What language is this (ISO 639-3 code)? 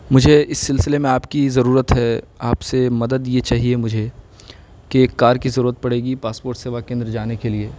urd